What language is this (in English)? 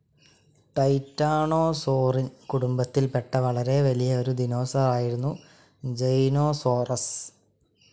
Malayalam